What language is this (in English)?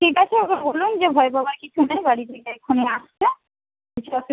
Bangla